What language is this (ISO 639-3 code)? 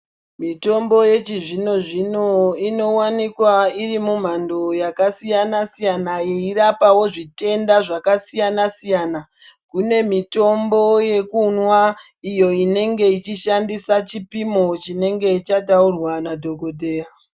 ndc